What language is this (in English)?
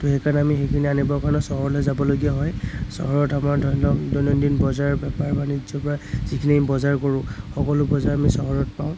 Assamese